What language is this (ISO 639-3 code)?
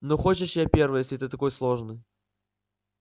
rus